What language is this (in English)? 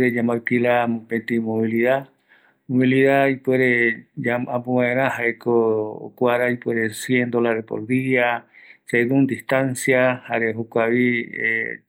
Eastern Bolivian Guaraní